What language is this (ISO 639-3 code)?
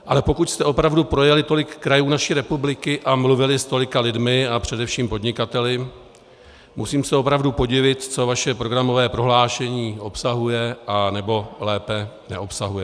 ces